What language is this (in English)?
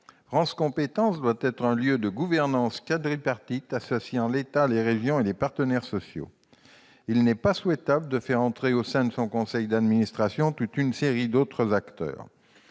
French